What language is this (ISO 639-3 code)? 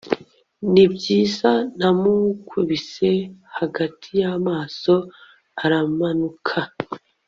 kin